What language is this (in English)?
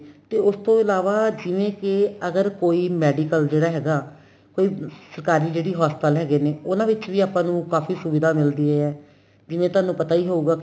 Punjabi